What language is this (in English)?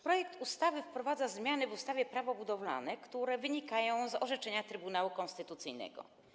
Polish